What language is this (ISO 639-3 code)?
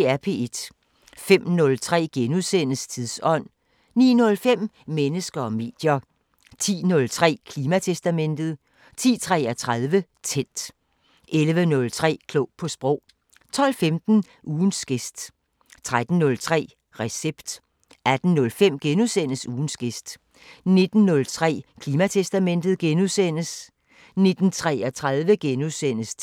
dan